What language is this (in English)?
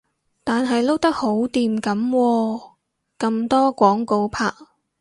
Cantonese